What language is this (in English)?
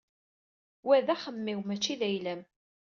Kabyle